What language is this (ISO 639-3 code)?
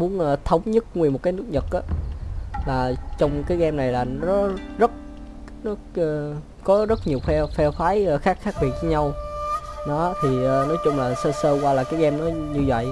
vie